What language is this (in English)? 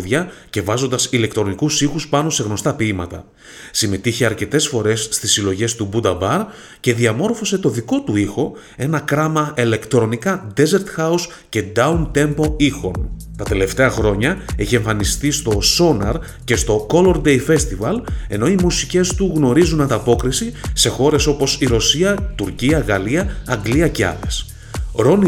Greek